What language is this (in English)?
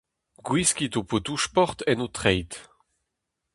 Breton